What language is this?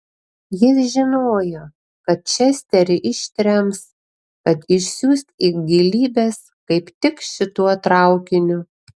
Lithuanian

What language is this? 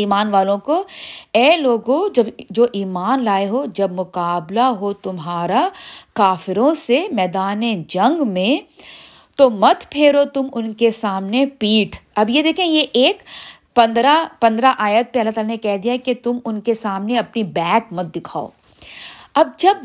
Urdu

